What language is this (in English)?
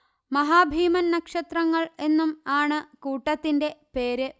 Malayalam